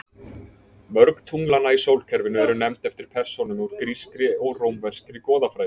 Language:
Icelandic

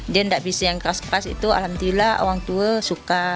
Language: Indonesian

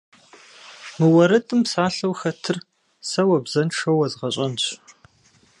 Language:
Kabardian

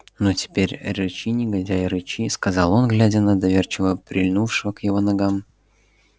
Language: Russian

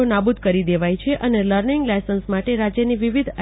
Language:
Gujarati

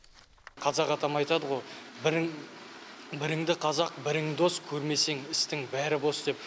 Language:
Kazakh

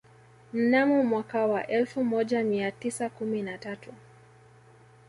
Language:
Swahili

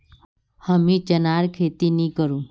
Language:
Magahi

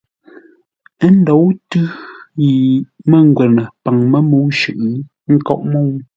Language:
Ngombale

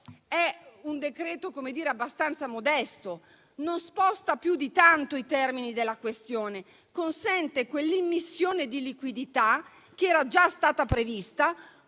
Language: Italian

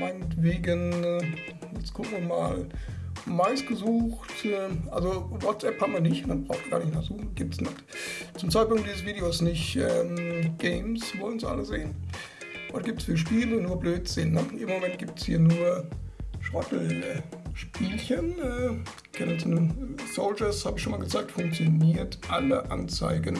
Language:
German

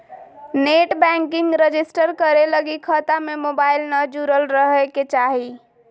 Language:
Magahi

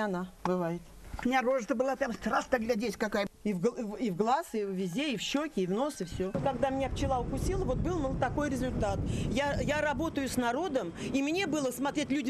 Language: Russian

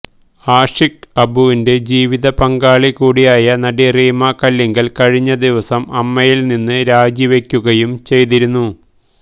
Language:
Malayalam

